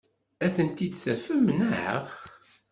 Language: Kabyle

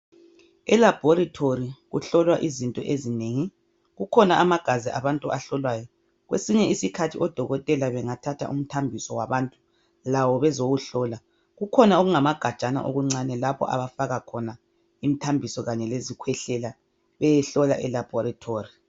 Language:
North Ndebele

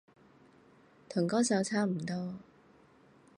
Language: Cantonese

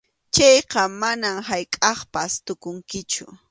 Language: Arequipa-La Unión Quechua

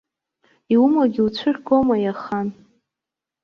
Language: Abkhazian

